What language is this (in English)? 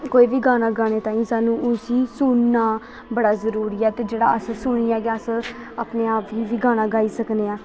Dogri